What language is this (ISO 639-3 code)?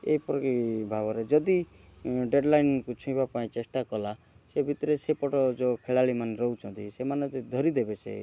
ori